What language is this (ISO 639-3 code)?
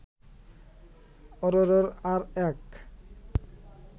ben